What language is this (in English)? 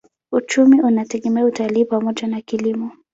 Swahili